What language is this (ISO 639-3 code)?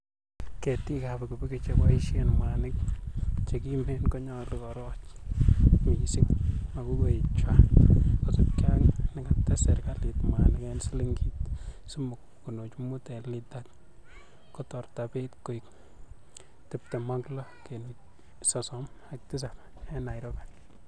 kln